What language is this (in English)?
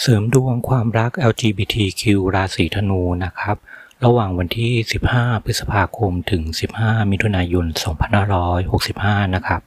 Thai